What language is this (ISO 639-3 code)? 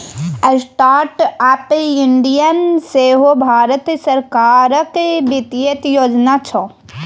mai